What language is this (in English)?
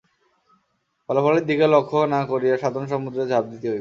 Bangla